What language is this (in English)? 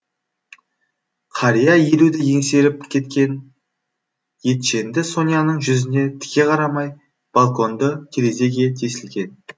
Kazakh